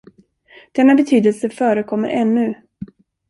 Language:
Swedish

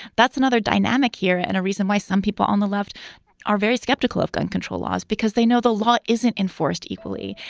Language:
English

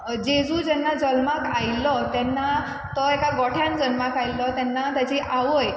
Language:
Konkani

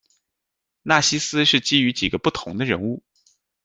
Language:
Chinese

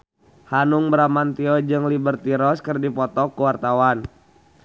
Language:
Sundanese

